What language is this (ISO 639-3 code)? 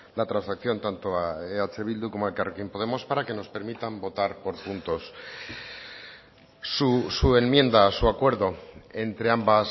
spa